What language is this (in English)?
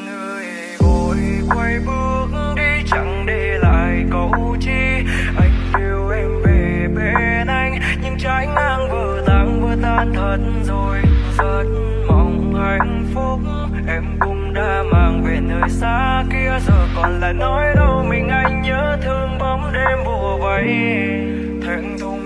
Venda